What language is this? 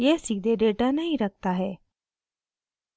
Hindi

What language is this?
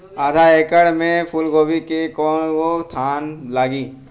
Bhojpuri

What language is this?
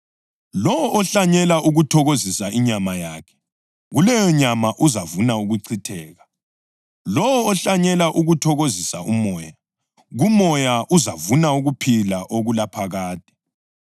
North Ndebele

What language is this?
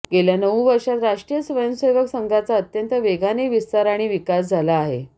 Marathi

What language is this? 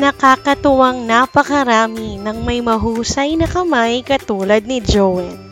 Filipino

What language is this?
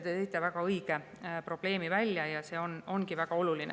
Estonian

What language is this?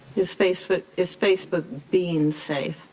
English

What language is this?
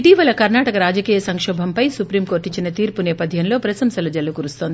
Telugu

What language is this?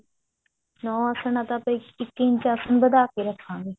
Punjabi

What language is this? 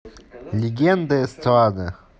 Russian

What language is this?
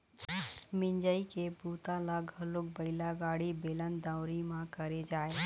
Chhattisgarhi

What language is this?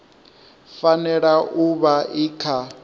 Venda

